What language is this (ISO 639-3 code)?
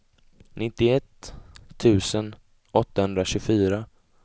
swe